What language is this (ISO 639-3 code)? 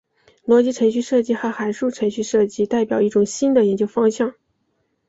zho